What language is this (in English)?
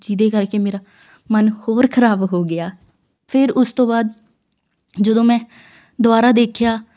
Punjabi